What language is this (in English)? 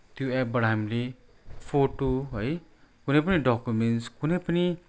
Nepali